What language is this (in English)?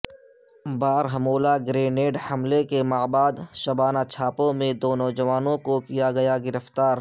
Urdu